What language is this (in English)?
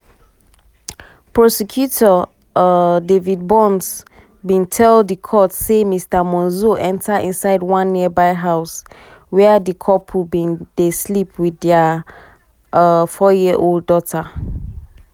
Nigerian Pidgin